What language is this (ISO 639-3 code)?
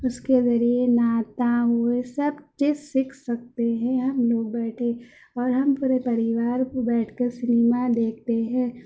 urd